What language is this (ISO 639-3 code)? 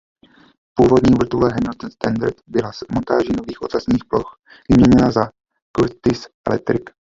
ces